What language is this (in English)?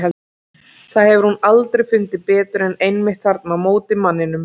Icelandic